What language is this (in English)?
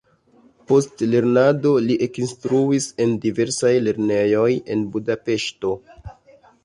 Esperanto